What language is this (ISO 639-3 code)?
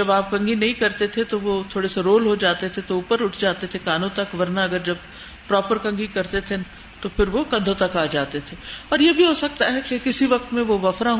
urd